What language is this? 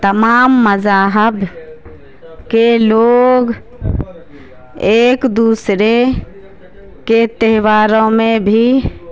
Urdu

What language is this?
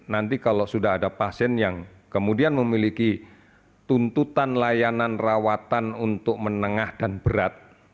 Indonesian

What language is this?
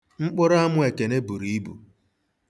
Igbo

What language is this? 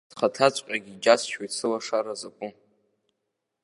Abkhazian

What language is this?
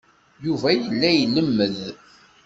Kabyle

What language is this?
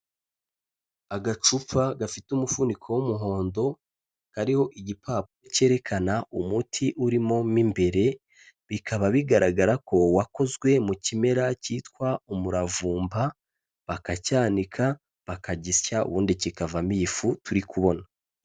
Kinyarwanda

